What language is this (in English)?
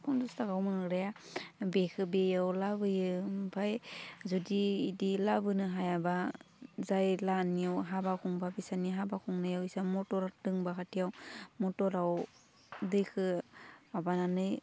Bodo